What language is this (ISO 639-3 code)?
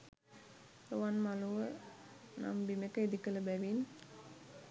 sin